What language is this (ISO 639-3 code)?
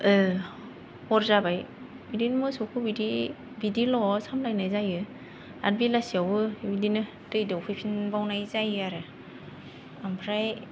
brx